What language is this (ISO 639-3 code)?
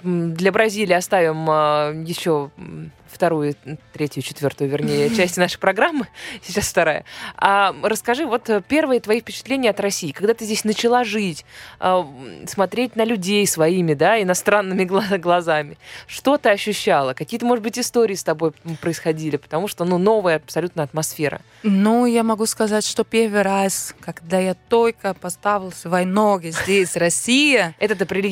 rus